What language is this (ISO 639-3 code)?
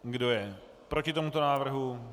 ces